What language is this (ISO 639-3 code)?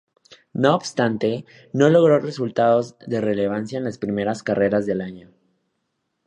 spa